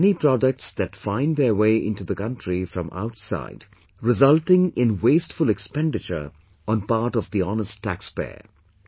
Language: English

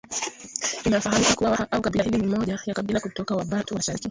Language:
Swahili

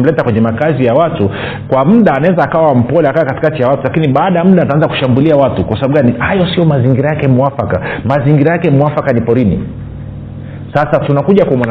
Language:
Swahili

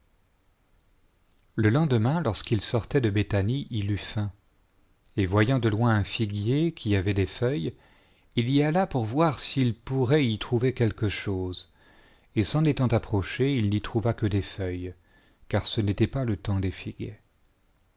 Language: French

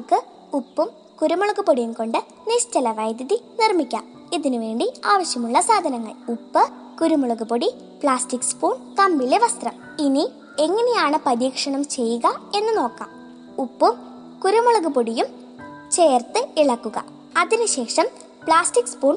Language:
Malayalam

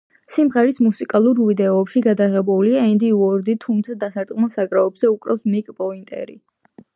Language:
Georgian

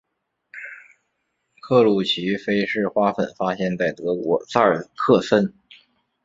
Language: Chinese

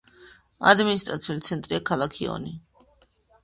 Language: Georgian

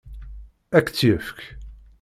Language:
Kabyle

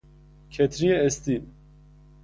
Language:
Persian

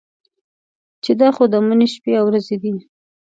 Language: Pashto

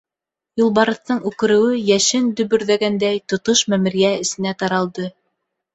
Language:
Bashkir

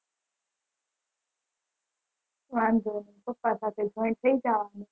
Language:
Gujarati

